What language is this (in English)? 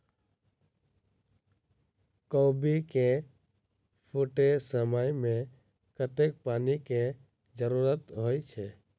Maithili